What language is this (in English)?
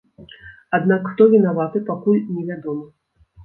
Belarusian